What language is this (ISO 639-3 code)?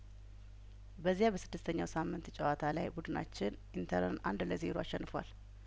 amh